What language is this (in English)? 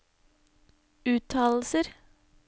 Norwegian